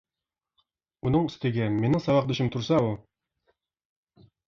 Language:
Uyghur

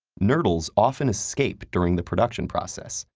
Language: English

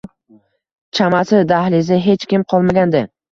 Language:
Uzbek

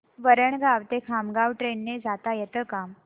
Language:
Marathi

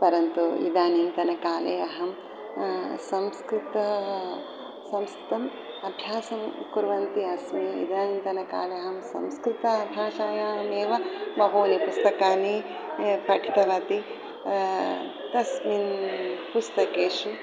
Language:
Sanskrit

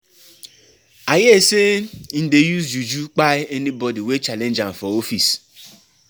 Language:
Nigerian Pidgin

